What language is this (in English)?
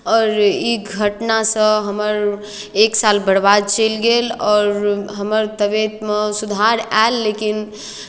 Maithili